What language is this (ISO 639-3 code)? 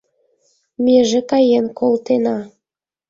chm